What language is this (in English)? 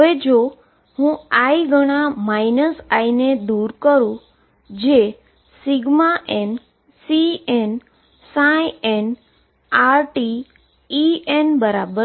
Gujarati